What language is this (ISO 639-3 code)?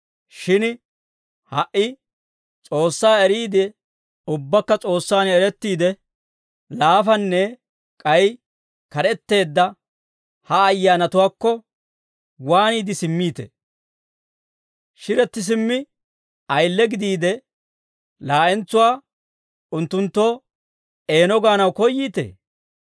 dwr